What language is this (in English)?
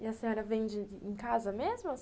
Portuguese